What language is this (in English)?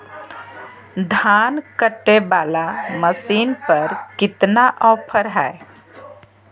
Magahi